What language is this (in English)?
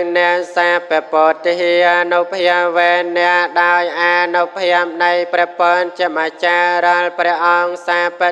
Vietnamese